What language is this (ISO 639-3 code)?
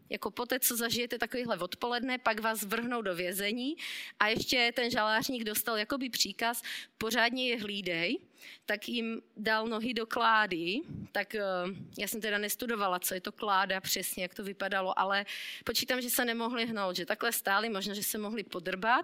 ces